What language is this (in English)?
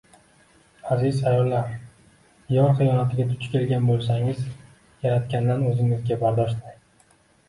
Uzbek